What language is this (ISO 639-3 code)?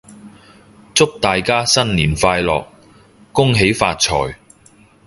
yue